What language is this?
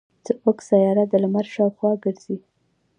Pashto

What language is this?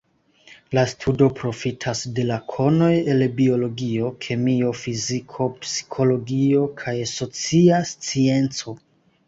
Esperanto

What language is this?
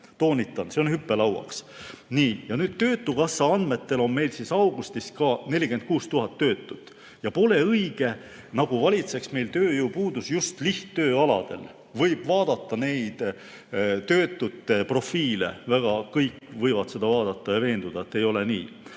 Estonian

